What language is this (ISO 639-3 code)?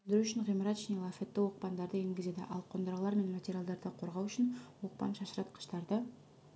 kaz